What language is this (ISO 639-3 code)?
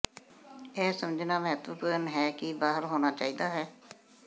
pan